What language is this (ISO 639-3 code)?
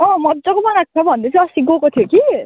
nep